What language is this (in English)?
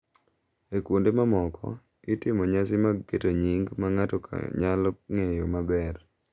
Luo (Kenya and Tanzania)